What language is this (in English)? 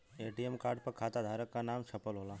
Bhojpuri